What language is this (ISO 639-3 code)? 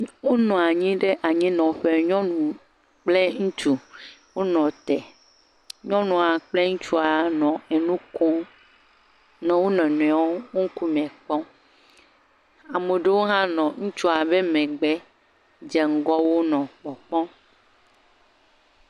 ewe